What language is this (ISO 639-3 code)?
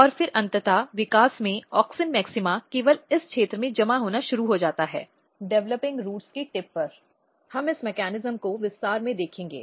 hin